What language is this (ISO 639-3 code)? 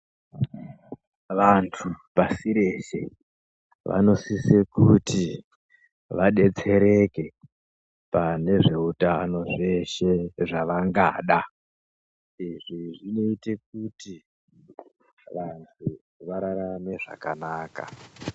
ndc